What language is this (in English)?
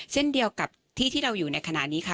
Thai